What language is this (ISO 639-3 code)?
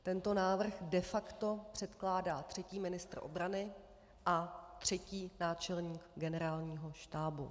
ces